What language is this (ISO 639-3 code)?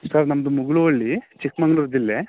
kan